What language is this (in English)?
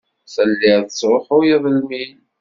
Kabyle